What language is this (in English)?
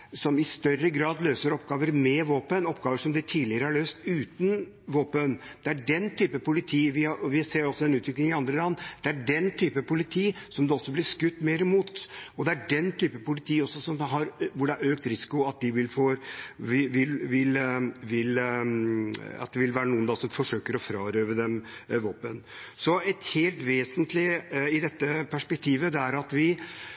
Norwegian Bokmål